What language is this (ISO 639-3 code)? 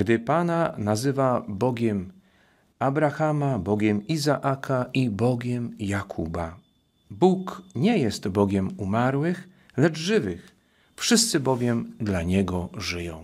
pol